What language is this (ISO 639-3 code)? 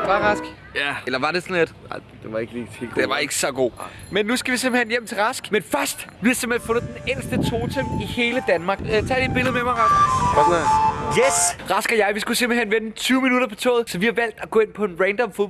dan